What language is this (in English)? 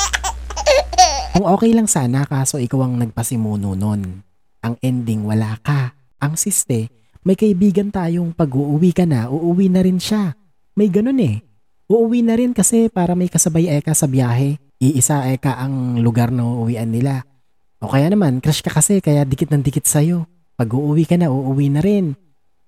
Filipino